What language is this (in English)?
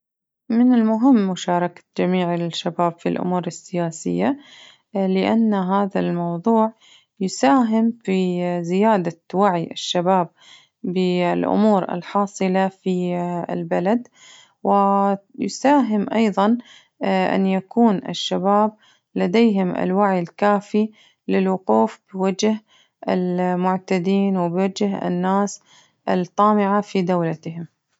Najdi Arabic